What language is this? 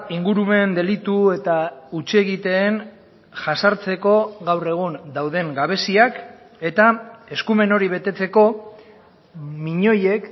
Basque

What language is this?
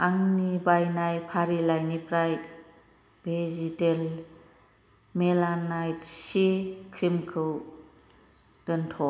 Bodo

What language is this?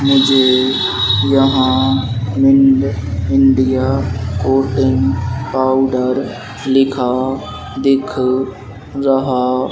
Hindi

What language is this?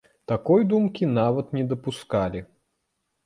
Belarusian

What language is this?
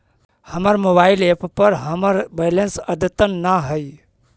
Magahi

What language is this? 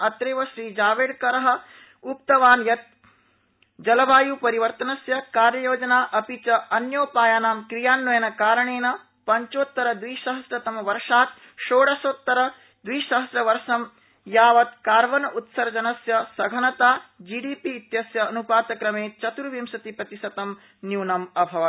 Sanskrit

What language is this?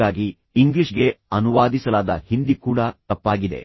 Kannada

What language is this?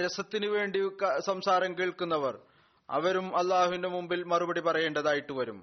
Malayalam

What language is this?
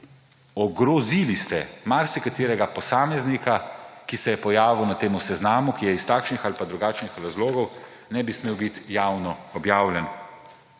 Slovenian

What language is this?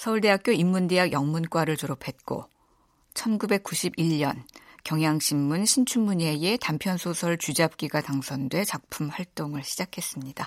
Korean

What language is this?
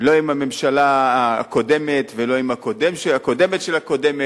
Hebrew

